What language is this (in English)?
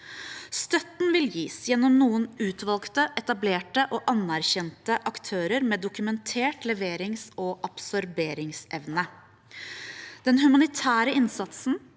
Norwegian